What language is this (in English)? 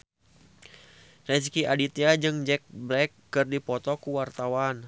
Sundanese